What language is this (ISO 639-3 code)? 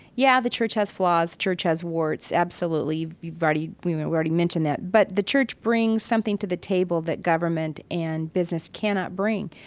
eng